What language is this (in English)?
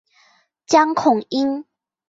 Chinese